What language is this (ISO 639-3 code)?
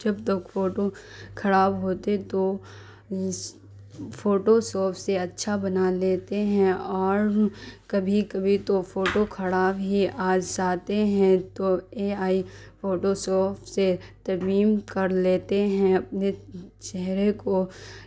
urd